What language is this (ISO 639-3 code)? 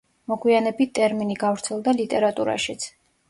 kat